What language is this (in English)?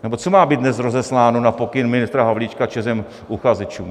Czech